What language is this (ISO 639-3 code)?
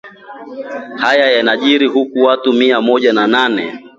swa